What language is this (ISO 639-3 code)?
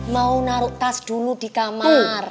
ind